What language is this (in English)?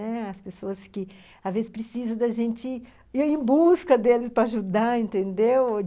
Portuguese